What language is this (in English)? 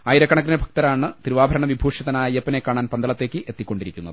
Malayalam